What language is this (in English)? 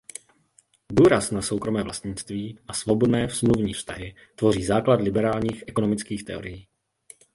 Czech